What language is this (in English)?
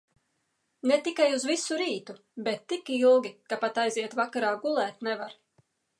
Latvian